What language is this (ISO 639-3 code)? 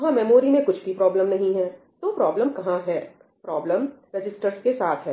hin